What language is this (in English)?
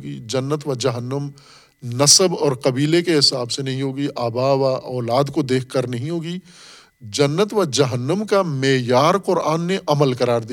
Urdu